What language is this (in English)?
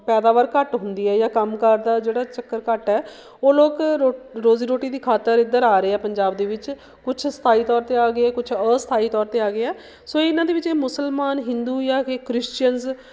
Punjabi